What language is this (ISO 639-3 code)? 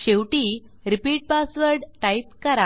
mar